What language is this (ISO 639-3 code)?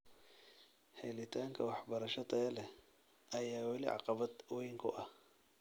som